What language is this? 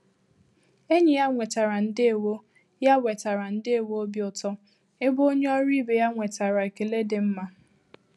Igbo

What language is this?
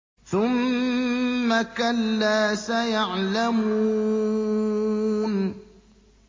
Arabic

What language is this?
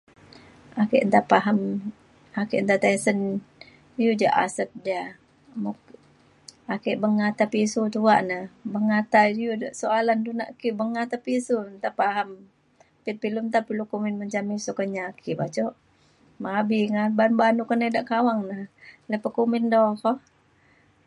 Mainstream Kenyah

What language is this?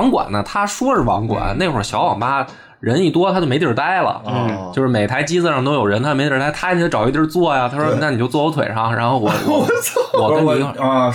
Chinese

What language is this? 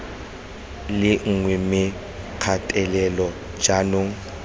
Tswana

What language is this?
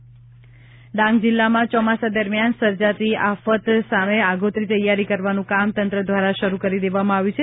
Gujarati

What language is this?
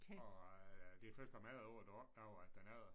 Danish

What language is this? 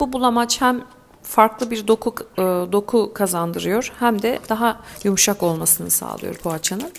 Turkish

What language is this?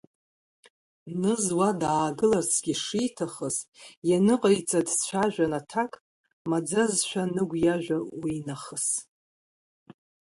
Abkhazian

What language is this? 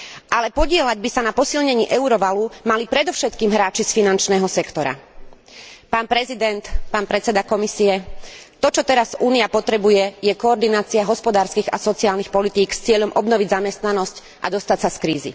Slovak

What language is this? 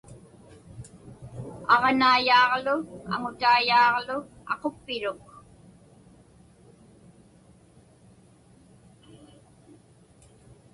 Inupiaq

